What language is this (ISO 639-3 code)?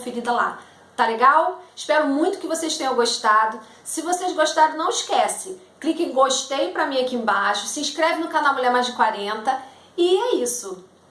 por